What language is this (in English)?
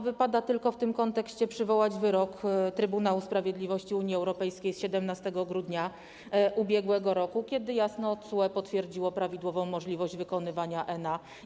Polish